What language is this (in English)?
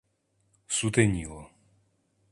Ukrainian